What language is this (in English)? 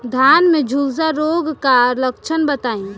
Bhojpuri